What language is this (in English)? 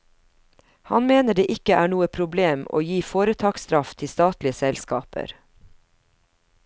Norwegian